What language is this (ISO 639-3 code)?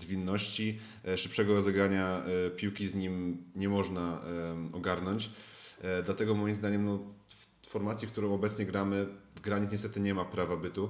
pol